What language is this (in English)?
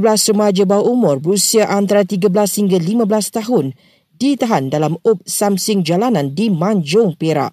Malay